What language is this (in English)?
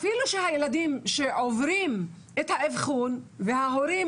Hebrew